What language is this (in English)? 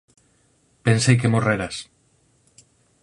Galician